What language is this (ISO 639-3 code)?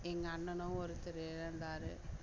tam